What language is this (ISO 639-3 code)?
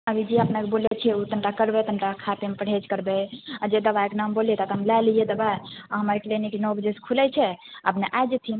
mai